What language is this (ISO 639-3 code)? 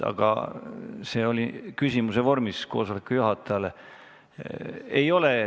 est